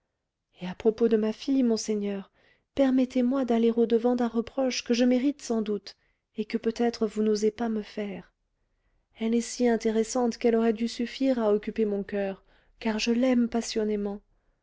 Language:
French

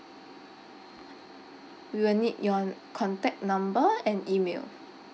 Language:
English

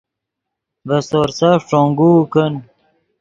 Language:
Yidgha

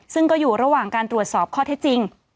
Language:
Thai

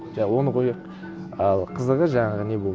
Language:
Kazakh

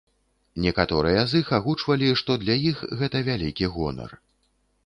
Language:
Belarusian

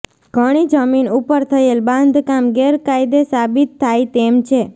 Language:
Gujarati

